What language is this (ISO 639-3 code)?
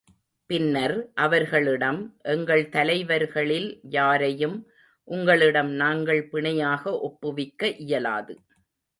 tam